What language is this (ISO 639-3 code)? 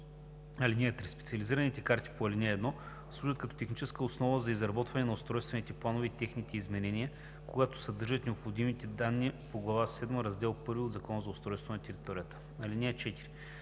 bul